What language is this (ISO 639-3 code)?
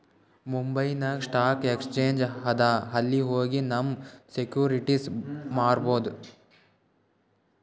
kan